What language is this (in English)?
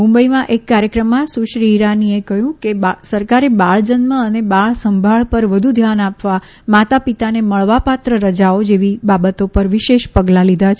Gujarati